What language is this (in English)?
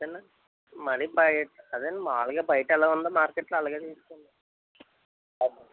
Telugu